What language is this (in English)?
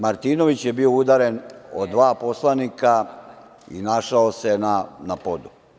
Serbian